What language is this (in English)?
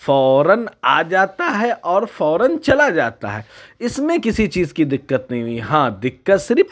Urdu